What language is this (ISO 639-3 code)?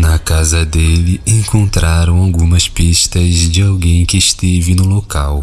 por